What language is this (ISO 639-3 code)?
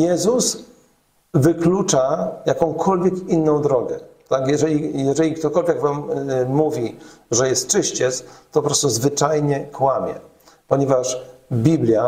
pol